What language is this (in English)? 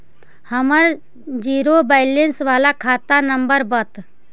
Magahi